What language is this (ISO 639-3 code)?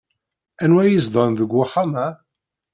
kab